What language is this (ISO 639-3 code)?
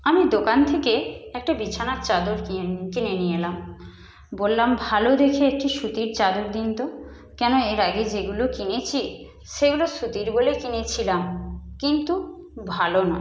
ben